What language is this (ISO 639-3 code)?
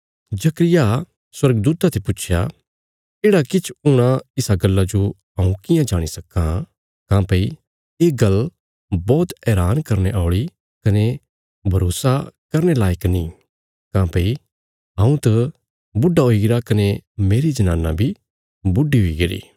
kfs